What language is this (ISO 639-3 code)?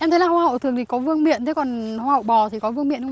vie